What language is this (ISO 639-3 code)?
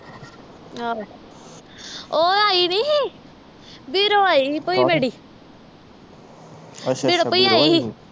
pan